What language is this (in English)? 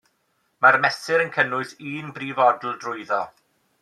Welsh